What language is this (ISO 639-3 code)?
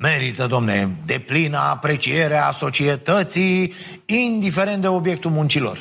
ron